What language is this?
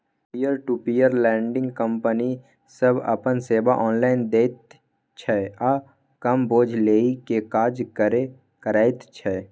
Maithili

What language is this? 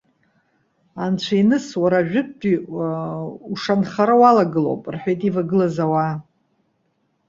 Abkhazian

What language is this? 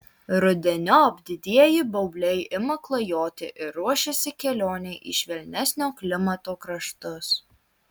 Lithuanian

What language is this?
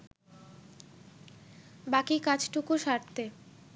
Bangla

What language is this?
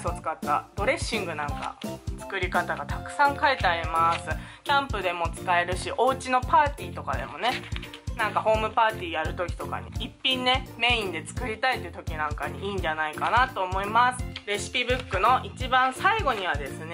Japanese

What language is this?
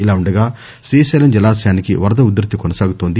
Telugu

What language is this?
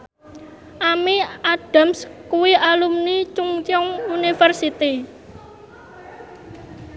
Javanese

